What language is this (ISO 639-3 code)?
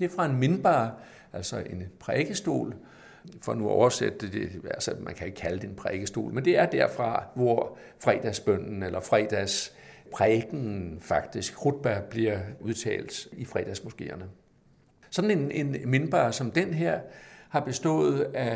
dan